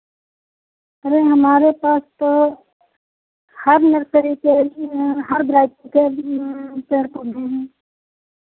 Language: Hindi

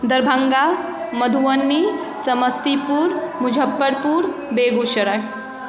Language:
Maithili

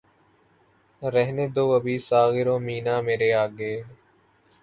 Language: Urdu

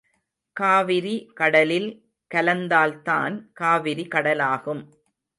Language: Tamil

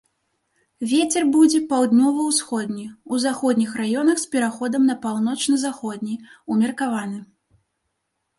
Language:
Belarusian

